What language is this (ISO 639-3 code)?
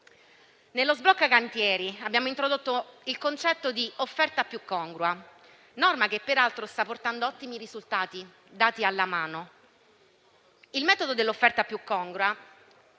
ita